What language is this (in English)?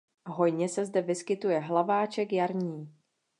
Czech